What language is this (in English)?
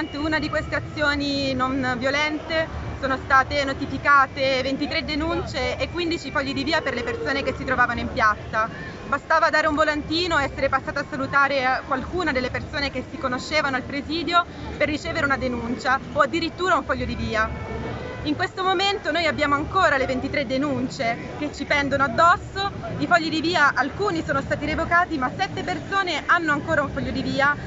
Italian